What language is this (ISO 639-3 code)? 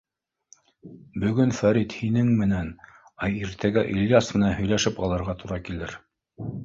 bak